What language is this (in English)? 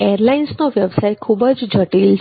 Gujarati